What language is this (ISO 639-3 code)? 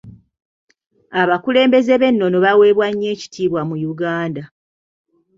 lug